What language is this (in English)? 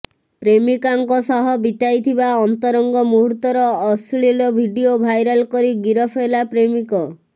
Odia